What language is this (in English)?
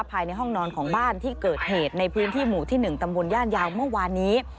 Thai